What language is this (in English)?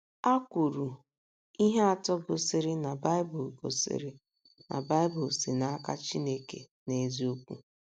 Igbo